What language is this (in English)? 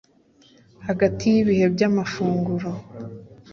Kinyarwanda